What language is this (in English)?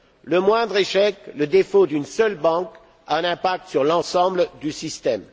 French